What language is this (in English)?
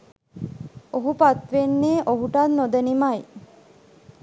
Sinhala